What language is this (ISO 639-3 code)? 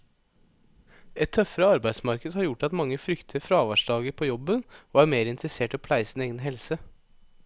nor